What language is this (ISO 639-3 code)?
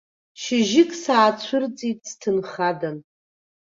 abk